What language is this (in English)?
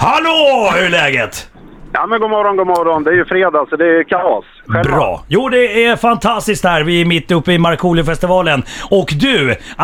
Swedish